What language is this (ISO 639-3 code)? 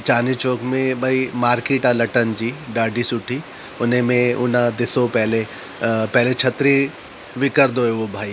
snd